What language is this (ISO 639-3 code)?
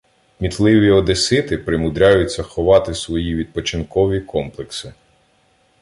ukr